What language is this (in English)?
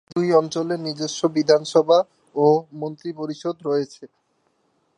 Bangla